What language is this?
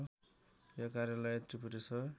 Nepali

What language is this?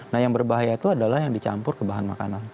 Indonesian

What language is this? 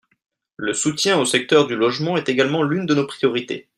French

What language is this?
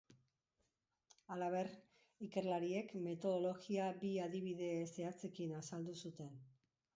Basque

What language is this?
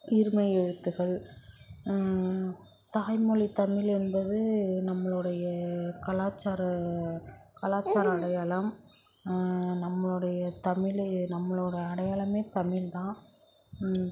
Tamil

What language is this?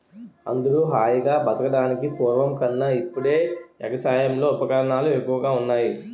Telugu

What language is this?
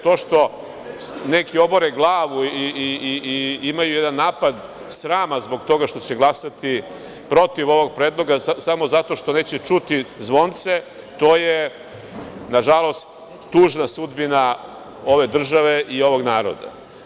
Serbian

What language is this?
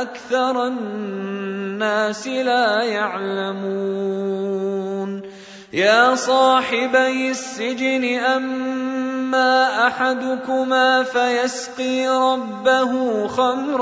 Arabic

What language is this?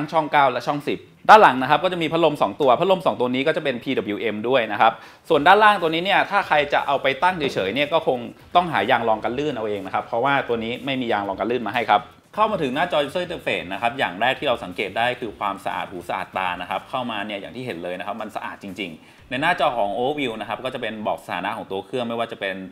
Thai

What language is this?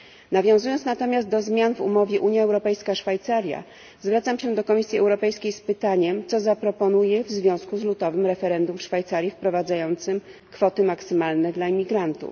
Polish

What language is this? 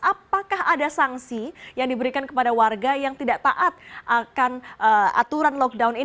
Indonesian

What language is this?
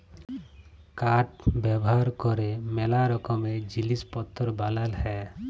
Bangla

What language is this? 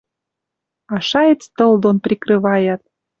Western Mari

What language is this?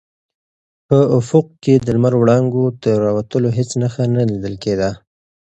Pashto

